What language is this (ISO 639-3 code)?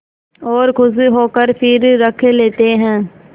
hin